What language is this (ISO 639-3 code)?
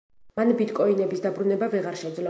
kat